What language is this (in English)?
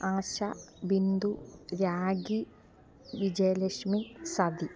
Malayalam